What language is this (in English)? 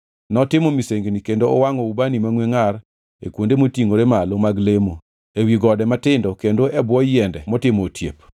Luo (Kenya and Tanzania)